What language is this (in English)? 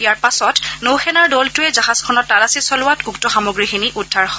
Assamese